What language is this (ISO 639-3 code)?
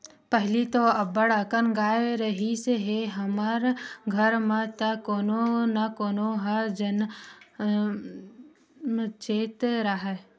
hne